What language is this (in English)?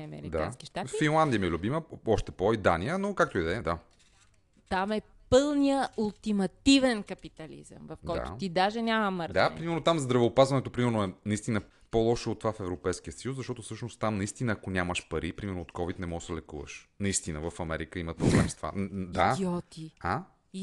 Bulgarian